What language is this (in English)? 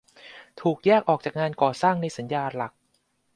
Thai